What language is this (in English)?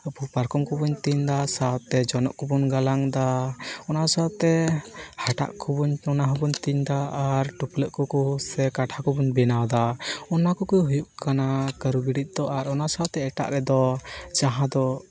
Santali